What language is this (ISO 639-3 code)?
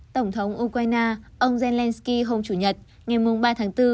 vie